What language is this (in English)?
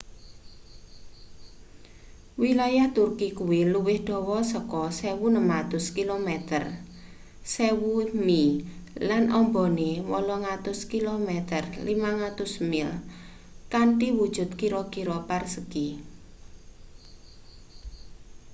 Javanese